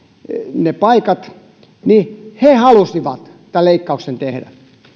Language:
Finnish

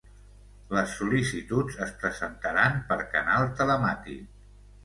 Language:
Catalan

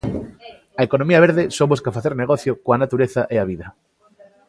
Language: Galician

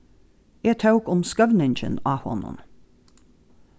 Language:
Faroese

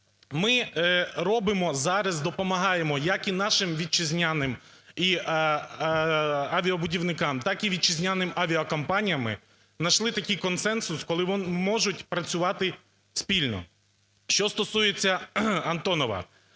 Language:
Ukrainian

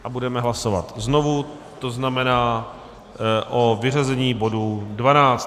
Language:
Czech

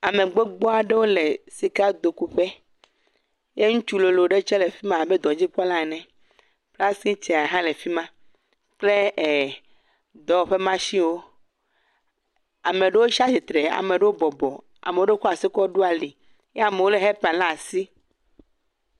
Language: Ewe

